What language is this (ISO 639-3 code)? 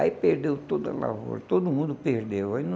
por